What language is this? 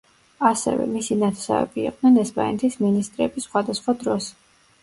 Georgian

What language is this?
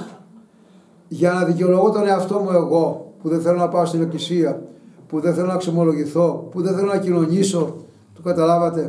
Greek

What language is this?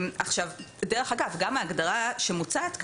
Hebrew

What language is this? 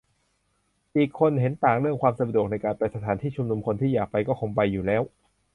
Thai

